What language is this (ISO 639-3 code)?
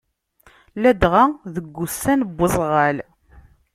kab